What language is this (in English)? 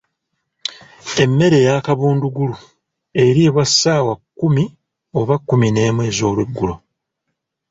Ganda